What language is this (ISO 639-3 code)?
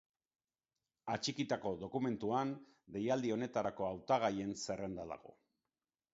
eus